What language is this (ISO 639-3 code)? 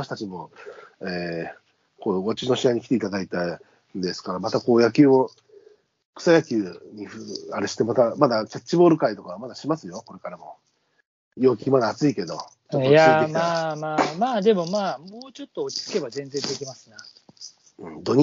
jpn